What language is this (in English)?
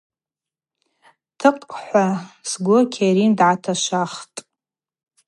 Abaza